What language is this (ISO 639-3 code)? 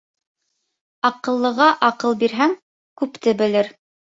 bak